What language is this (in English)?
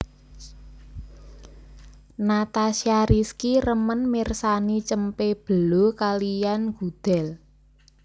Javanese